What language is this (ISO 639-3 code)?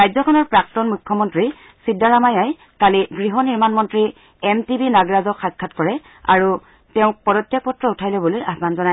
asm